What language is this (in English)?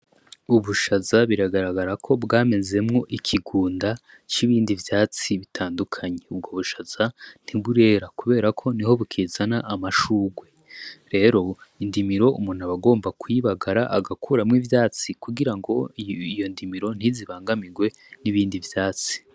Rundi